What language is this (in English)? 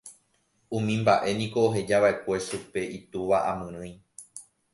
Guarani